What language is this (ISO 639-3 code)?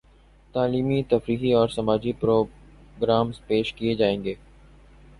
urd